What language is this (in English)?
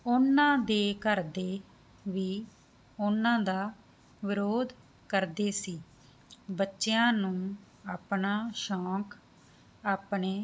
Punjabi